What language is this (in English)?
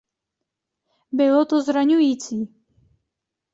Czech